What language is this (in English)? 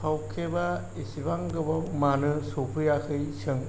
Bodo